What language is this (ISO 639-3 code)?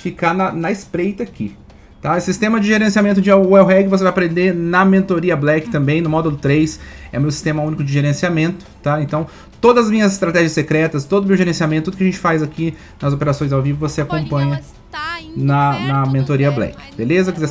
por